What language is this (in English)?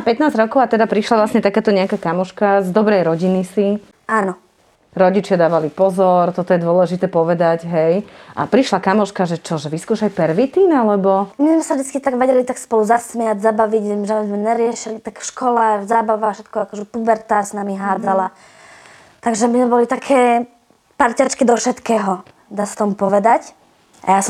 Slovak